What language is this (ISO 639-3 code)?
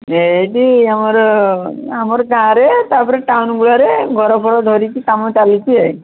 ori